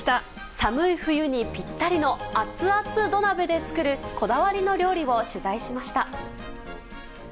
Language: Japanese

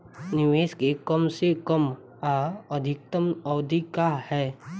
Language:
Bhojpuri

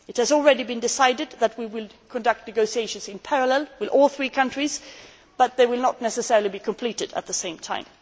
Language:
English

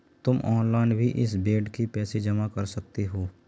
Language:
Hindi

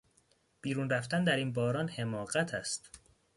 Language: Persian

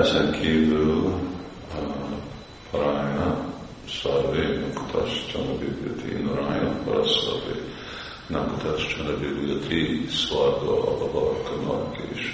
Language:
Hungarian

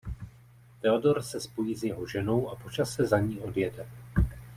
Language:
Czech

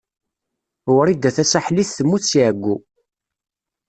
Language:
Kabyle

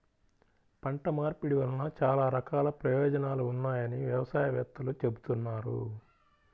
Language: Telugu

